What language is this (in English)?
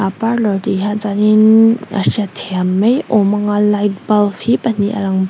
Mizo